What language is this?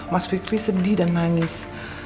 Indonesian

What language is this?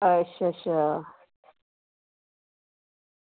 Dogri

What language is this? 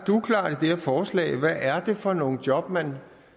Danish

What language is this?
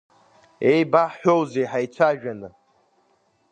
Abkhazian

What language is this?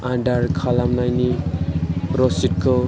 Bodo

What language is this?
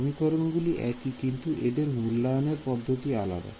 Bangla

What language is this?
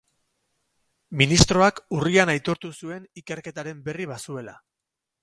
Basque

